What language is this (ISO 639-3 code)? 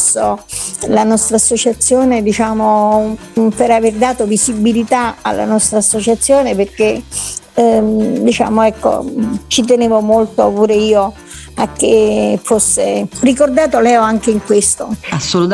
ita